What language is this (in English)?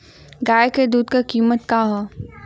Bhojpuri